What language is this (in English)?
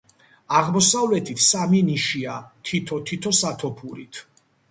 Georgian